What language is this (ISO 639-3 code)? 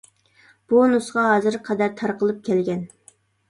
uig